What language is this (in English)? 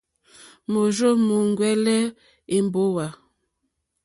Mokpwe